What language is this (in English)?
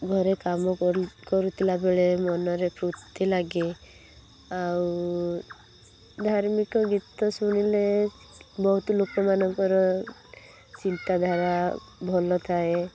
Odia